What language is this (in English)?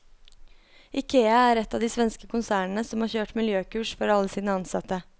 Norwegian